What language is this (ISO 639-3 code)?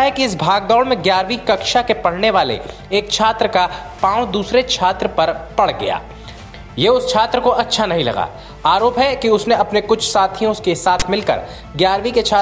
hin